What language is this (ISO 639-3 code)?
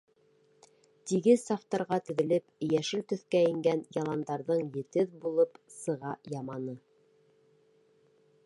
bak